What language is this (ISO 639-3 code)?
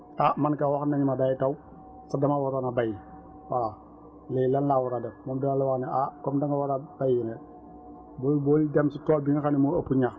wol